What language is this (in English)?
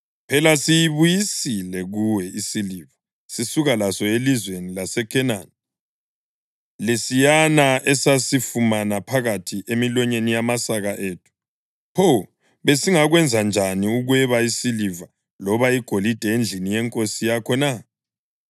North Ndebele